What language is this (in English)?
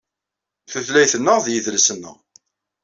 Kabyle